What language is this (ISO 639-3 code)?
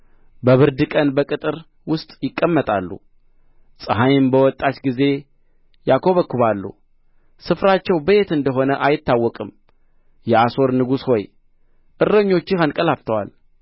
amh